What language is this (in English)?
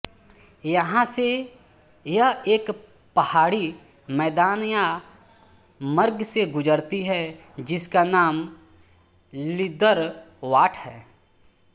Hindi